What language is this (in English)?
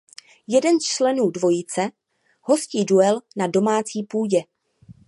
Czech